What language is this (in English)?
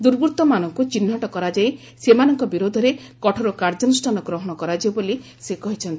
Odia